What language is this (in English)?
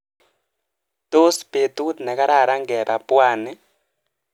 Kalenjin